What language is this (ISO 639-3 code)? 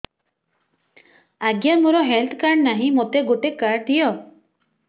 ori